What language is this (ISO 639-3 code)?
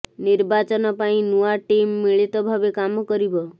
ori